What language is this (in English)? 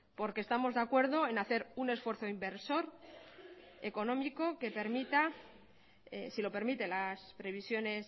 Spanish